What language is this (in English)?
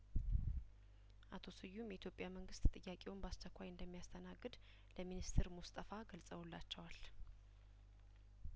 Amharic